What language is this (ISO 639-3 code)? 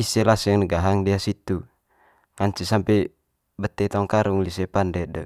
mqy